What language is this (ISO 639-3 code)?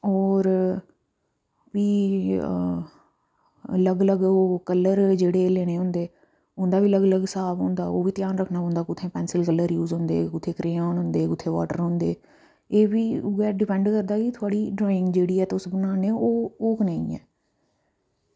doi